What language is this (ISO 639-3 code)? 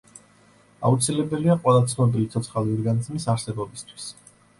kat